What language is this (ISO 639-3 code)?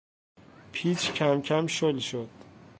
fas